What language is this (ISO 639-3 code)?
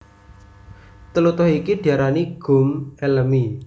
jav